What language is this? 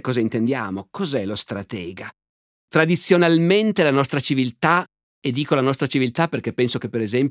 Italian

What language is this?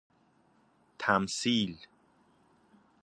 Persian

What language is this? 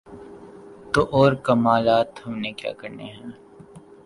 Urdu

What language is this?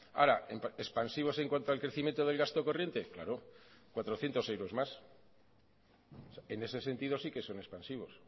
Spanish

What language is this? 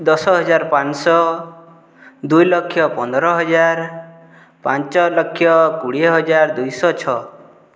Odia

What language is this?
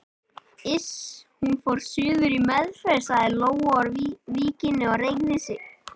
Icelandic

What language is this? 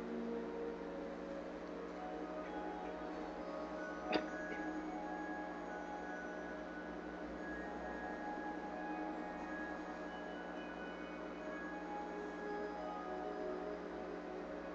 Spanish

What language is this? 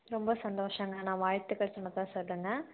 Tamil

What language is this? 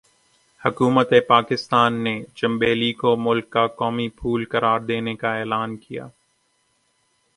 Urdu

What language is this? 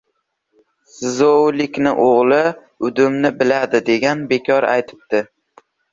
Uzbek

